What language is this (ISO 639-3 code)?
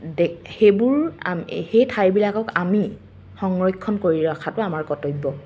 asm